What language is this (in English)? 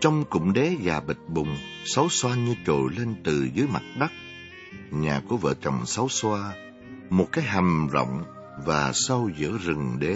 Vietnamese